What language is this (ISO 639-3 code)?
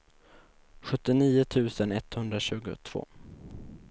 swe